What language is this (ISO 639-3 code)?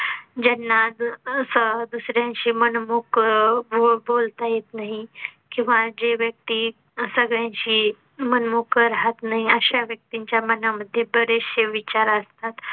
mar